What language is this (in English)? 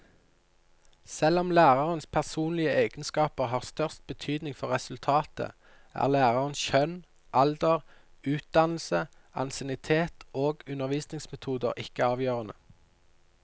Norwegian